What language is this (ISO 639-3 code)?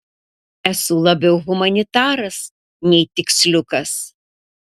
lit